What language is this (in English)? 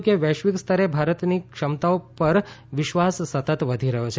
Gujarati